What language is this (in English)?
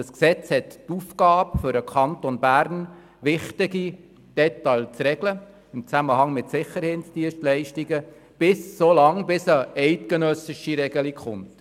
Swiss German